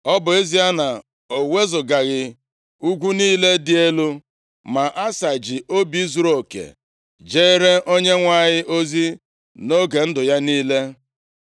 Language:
Igbo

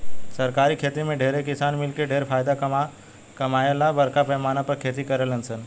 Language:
Bhojpuri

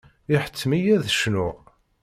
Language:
Kabyle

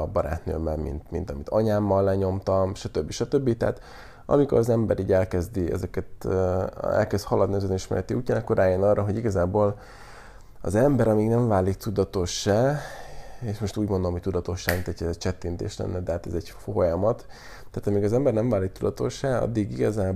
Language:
Hungarian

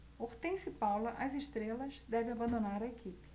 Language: Portuguese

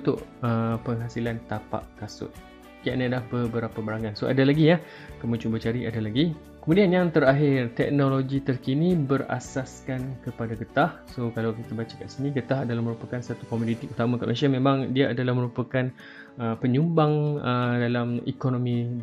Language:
Malay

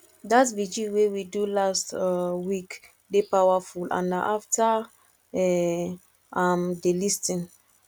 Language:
Nigerian Pidgin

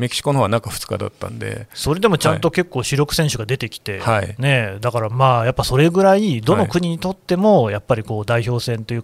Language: Japanese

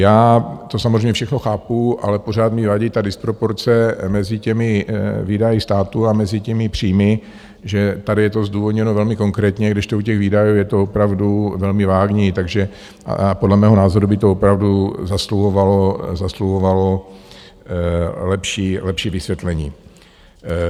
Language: Czech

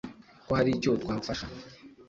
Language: Kinyarwanda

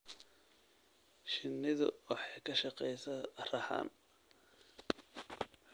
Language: Somali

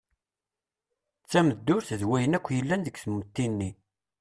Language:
Kabyle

